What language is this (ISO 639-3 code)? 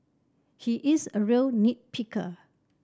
eng